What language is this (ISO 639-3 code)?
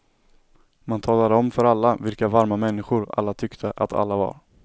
swe